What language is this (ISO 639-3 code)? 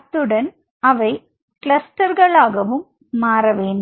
tam